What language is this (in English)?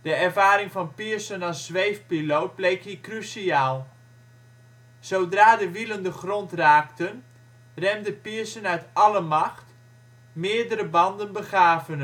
Dutch